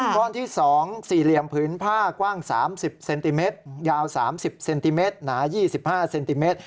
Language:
Thai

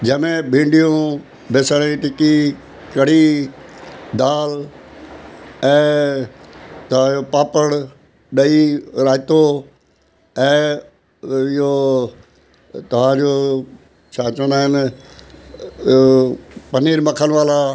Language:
Sindhi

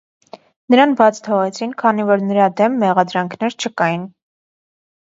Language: Armenian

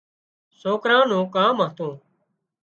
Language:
Wadiyara Koli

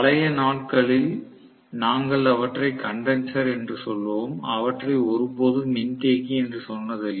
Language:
Tamil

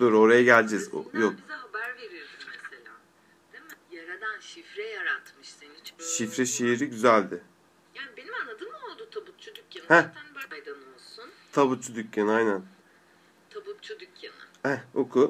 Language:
Turkish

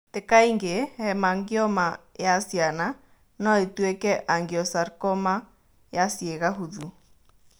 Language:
Kikuyu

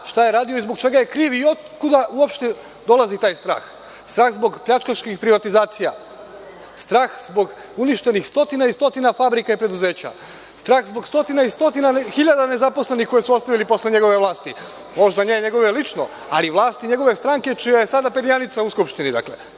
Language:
Serbian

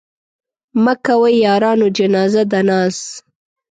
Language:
Pashto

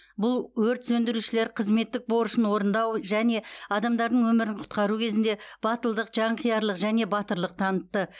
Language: Kazakh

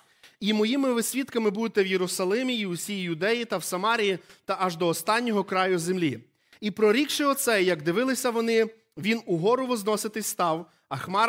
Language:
Ukrainian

